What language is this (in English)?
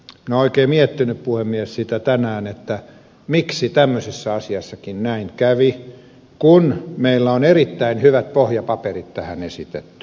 Finnish